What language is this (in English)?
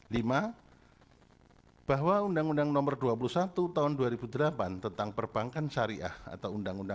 Indonesian